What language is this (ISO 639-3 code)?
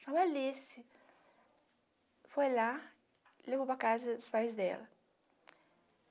por